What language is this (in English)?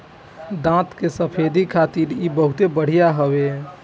Bhojpuri